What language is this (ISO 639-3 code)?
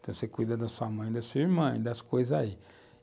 por